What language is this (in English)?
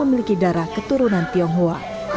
Indonesian